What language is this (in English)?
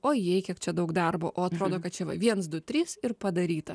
Lithuanian